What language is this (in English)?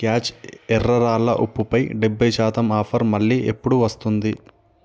Telugu